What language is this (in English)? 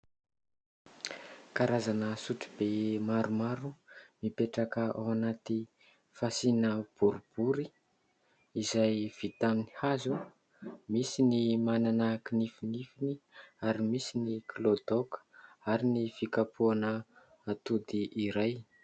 Malagasy